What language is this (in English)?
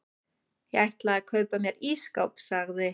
Icelandic